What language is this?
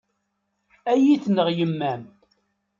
Kabyle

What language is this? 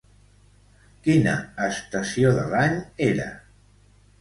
Catalan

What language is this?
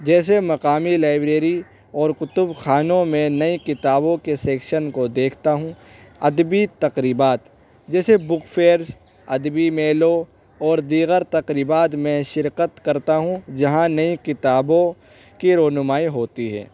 Urdu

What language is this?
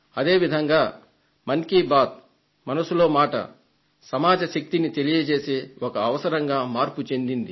Telugu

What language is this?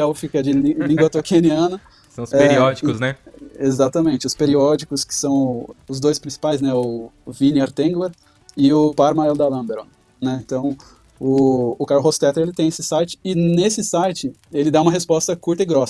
Portuguese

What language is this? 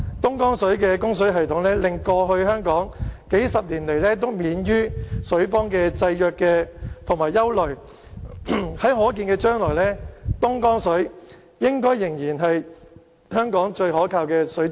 Cantonese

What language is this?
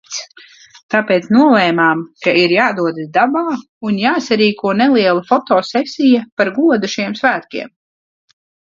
Latvian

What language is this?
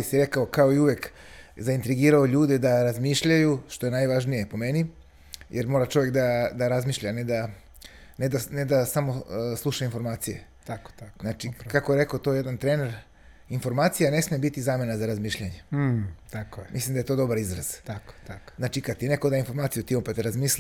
Croatian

